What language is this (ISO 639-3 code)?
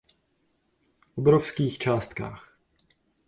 ces